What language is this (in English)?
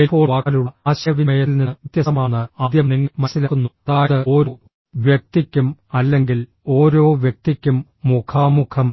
Malayalam